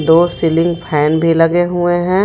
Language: Hindi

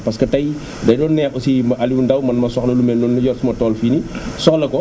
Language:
Wolof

